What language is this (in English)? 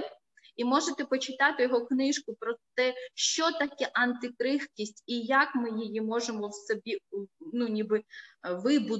Ukrainian